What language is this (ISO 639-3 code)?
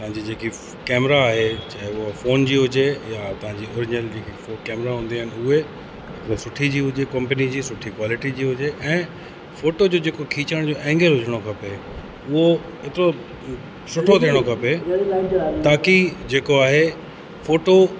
snd